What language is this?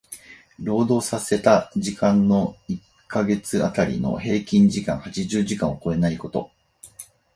Japanese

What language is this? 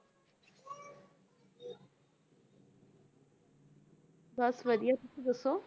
Punjabi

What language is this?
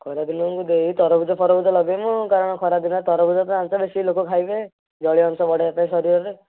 Odia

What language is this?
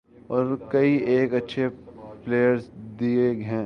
Urdu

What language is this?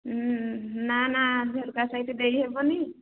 Odia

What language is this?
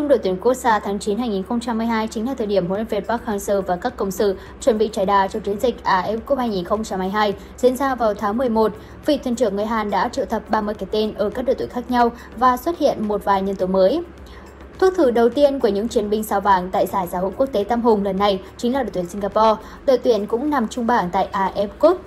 Vietnamese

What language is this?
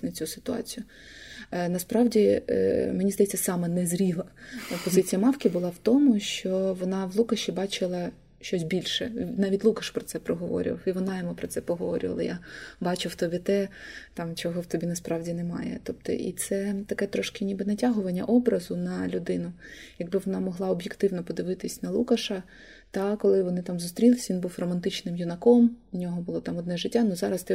Ukrainian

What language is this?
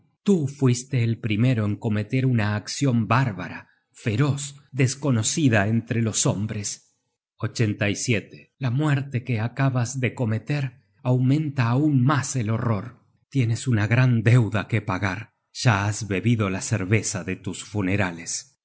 Spanish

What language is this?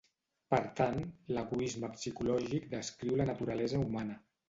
Catalan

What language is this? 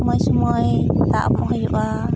Santali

